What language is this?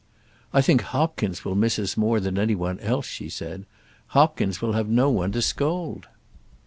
English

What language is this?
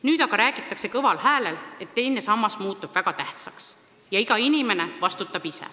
Estonian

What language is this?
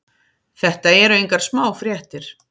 Icelandic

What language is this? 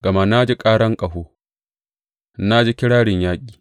Hausa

